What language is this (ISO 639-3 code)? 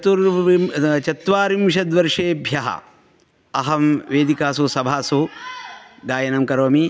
san